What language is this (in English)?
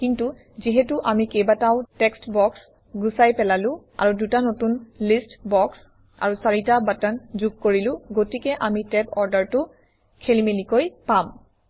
Assamese